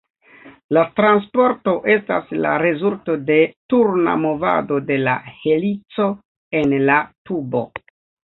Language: Esperanto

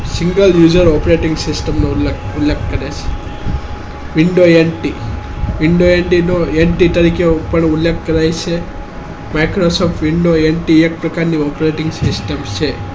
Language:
Gujarati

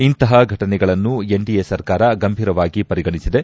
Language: Kannada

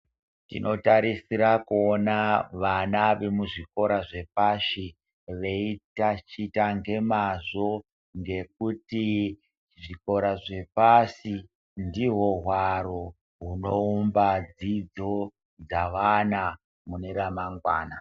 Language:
Ndau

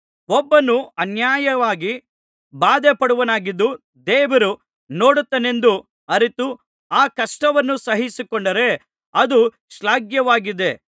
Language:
Kannada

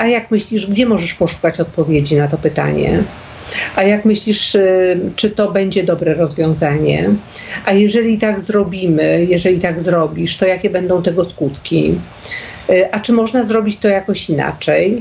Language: Polish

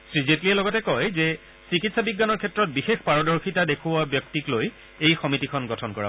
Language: Assamese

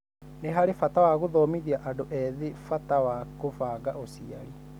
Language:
Kikuyu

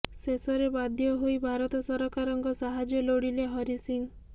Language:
Odia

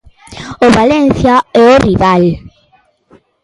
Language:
Galician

